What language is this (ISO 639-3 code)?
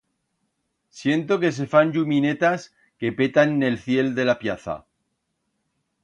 arg